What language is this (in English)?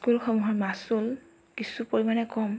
Assamese